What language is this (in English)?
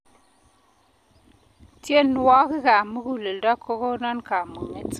Kalenjin